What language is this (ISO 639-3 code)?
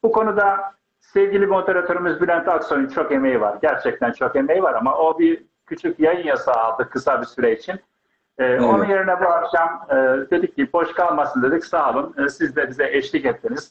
tur